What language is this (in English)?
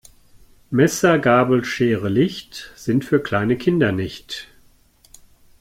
German